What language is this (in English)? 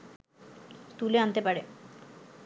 Bangla